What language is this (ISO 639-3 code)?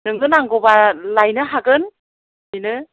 brx